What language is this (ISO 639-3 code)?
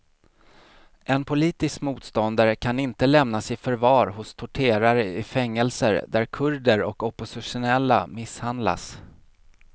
swe